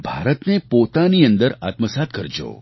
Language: Gujarati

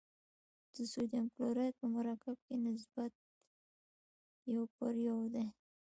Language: Pashto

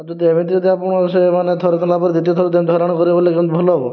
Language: Odia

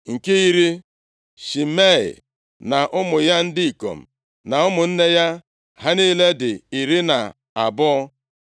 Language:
Igbo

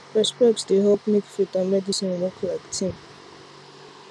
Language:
Nigerian Pidgin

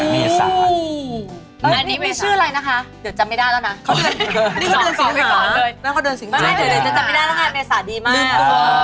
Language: Thai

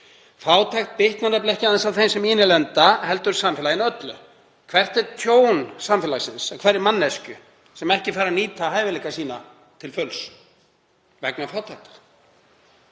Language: Icelandic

